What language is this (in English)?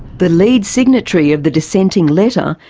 English